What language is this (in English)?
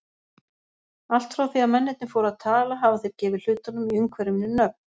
Icelandic